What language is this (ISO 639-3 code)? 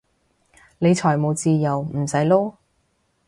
yue